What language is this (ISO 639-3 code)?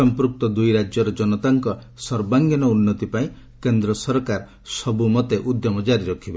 ori